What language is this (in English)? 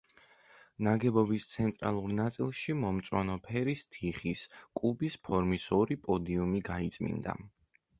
Georgian